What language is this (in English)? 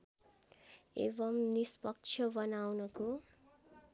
Nepali